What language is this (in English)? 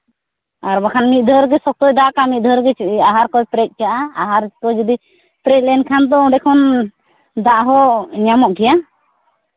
Santali